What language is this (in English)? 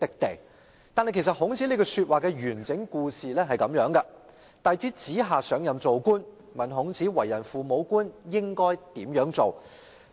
Cantonese